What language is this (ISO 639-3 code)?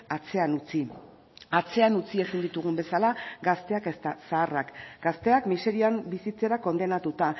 eus